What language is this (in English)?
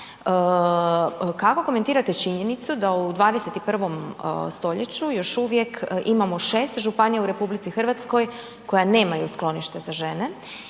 Croatian